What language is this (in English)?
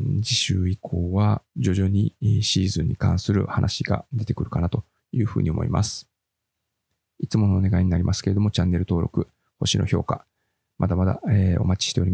Japanese